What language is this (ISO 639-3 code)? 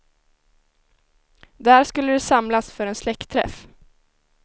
swe